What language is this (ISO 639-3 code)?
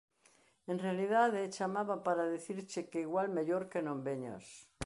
glg